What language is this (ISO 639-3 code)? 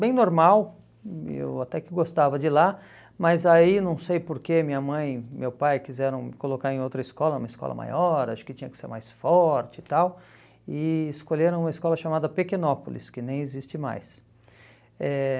por